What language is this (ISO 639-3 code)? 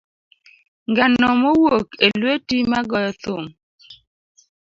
luo